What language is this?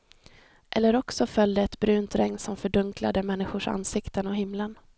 Swedish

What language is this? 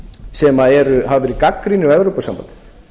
Icelandic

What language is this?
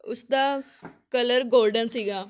Punjabi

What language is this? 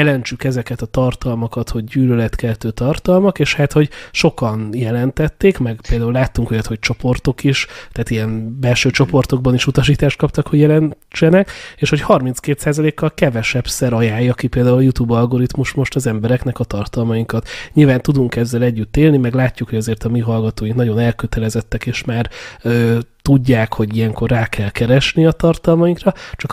Hungarian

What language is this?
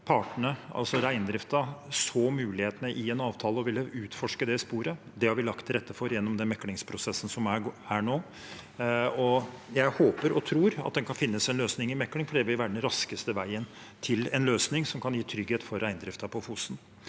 Norwegian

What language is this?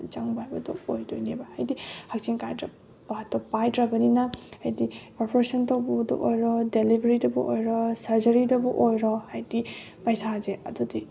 Manipuri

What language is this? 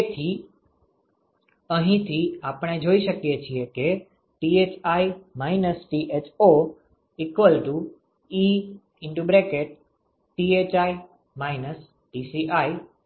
Gujarati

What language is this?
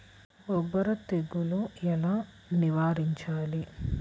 Telugu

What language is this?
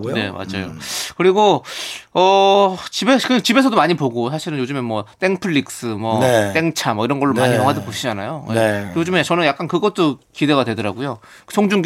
Korean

